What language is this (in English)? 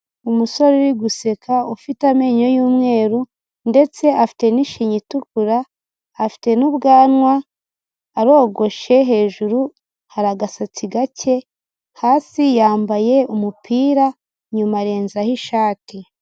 Kinyarwanda